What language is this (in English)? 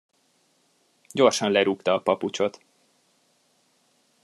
Hungarian